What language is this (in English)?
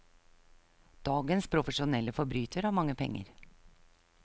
Norwegian